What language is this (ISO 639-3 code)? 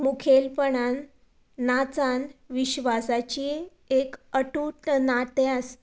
kok